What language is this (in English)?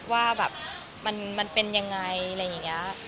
Thai